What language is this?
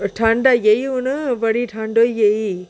Dogri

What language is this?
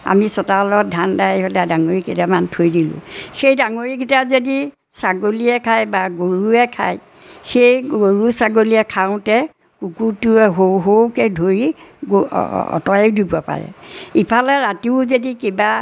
Assamese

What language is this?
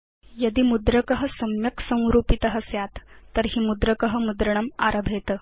Sanskrit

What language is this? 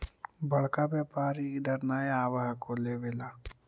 Magahi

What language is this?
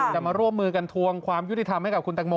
Thai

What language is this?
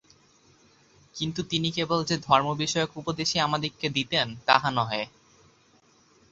Bangla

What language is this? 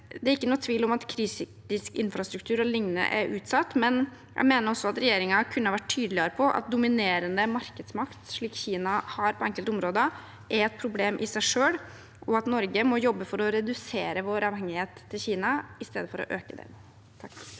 Norwegian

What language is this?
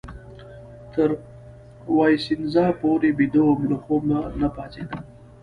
Pashto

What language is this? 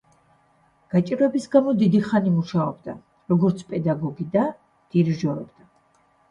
Georgian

